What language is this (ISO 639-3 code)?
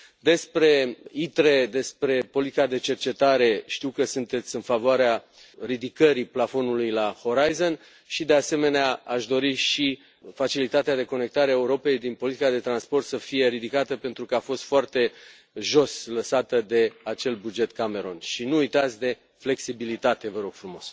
ron